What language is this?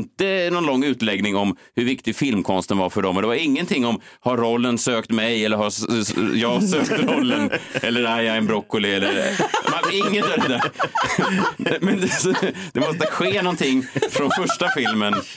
Swedish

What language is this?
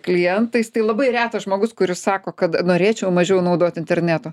Lithuanian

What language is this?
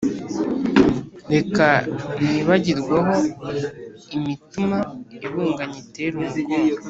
Kinyarwanda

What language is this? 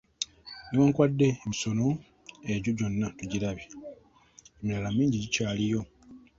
Ganda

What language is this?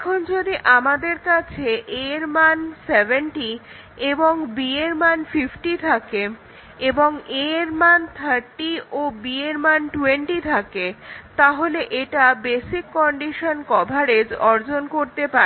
Bangla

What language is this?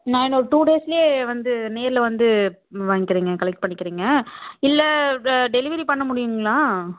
Tamil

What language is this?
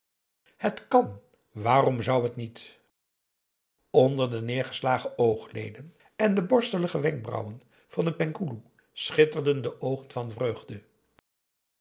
Dutch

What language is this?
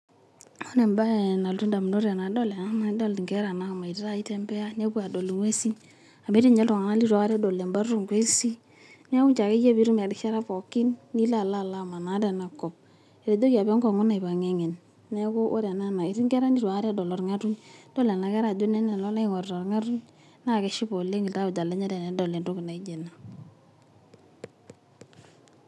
Masai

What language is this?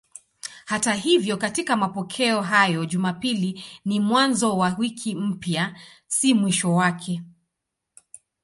Swahili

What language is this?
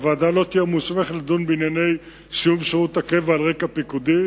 Hebrew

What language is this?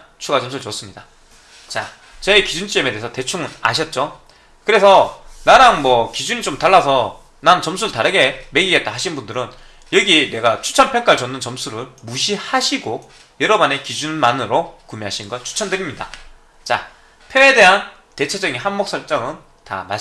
Korean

